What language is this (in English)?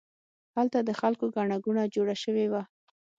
Pashto